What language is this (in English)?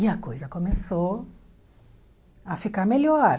Portuguese